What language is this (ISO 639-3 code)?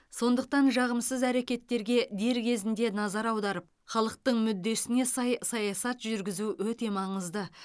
kaz